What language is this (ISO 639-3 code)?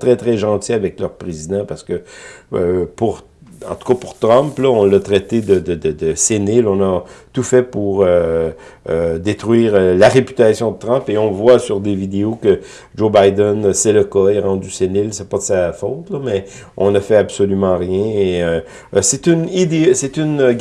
fra